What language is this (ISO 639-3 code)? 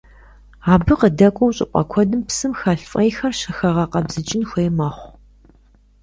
kbd